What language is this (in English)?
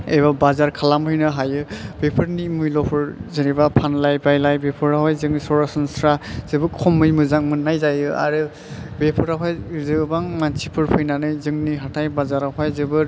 Bodo